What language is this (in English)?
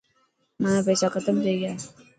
Dhatki